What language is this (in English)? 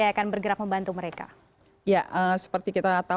Indonesian